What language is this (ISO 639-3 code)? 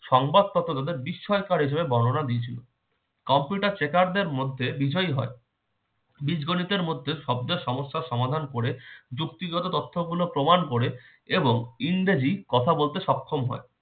ben